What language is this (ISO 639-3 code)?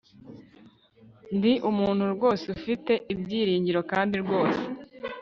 kin